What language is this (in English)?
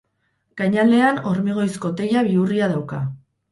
Basque